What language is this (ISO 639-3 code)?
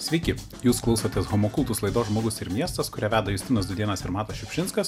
lit